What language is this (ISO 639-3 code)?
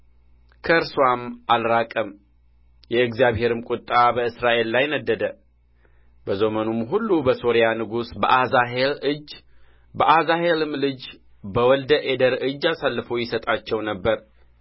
amh